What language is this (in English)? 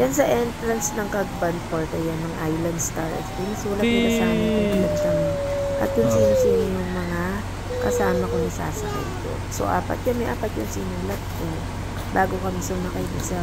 Filipino